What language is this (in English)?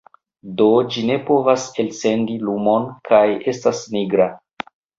Esperanto